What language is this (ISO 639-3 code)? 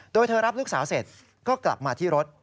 tha